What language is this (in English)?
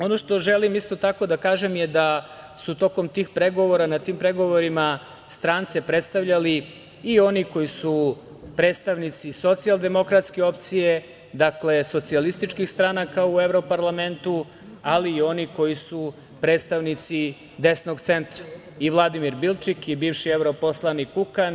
Serbian